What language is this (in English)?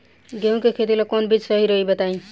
Bhojpuri